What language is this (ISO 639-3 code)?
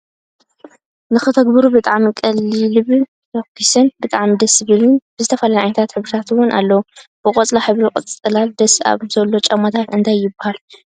tir